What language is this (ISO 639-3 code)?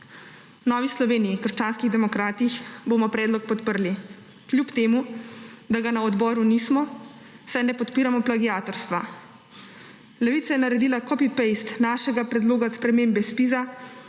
slv